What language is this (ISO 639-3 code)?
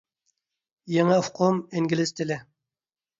uig